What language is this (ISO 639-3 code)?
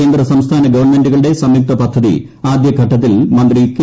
mal